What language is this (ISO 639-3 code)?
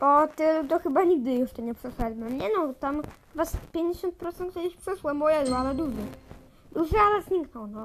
pol